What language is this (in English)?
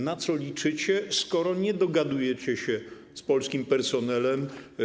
Polish